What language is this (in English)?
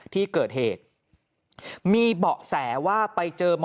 Thai